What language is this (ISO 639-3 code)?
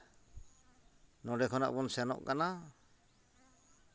sat